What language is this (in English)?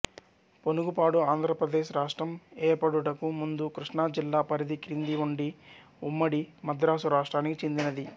Telugu